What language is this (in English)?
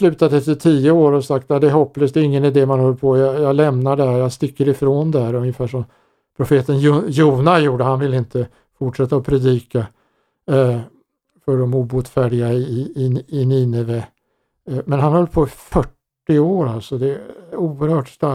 Swedish